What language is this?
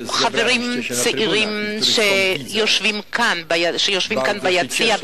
Hebrew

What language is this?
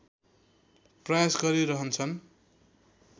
Nepali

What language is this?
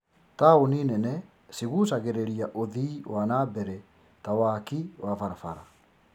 Kikuyu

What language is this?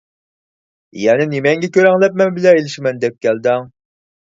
Uyghur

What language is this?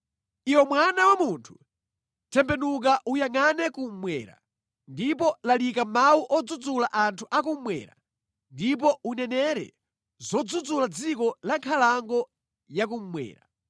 Nyanja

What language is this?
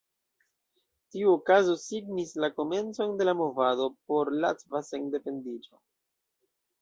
Esperanto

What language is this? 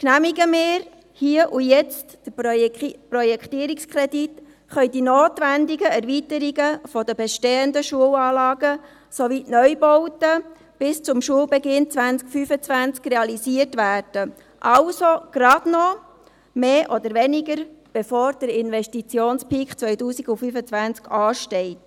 Swiss German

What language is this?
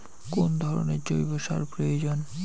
Bangla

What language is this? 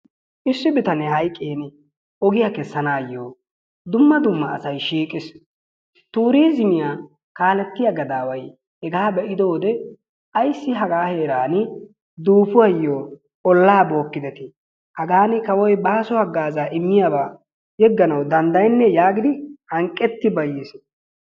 Wolaytta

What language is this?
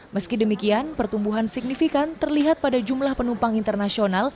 Indonesian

